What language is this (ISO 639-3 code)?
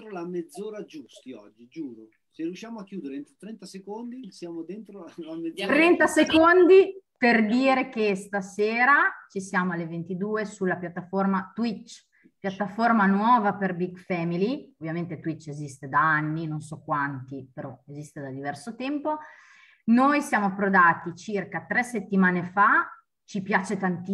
ita